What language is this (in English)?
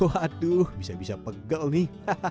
Indonesian